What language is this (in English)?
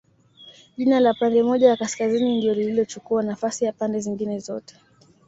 Swahili